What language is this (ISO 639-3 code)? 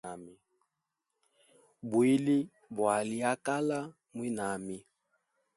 hem